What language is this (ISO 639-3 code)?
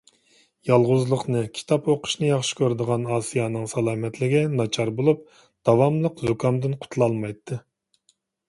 uig